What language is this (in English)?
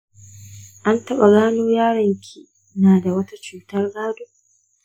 Hausa